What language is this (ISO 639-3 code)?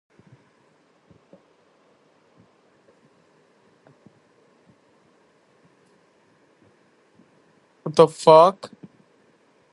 ben